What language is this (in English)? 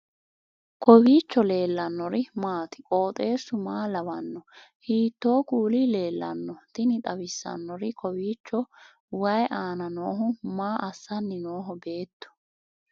Sidamo